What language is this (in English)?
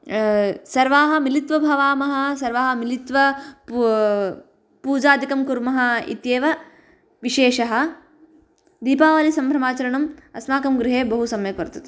Sanskrit